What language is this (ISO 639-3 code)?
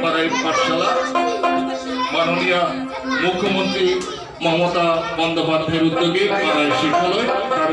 ind